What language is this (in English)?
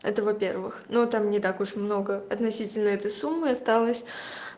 Russian